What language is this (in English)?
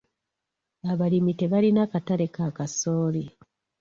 Ganda